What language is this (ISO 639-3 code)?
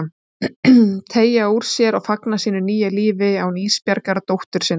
isl